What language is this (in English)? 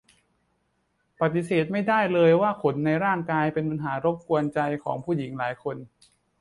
Thai